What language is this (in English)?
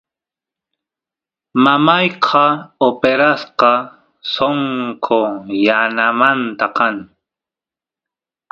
Santiago del Estero Quichua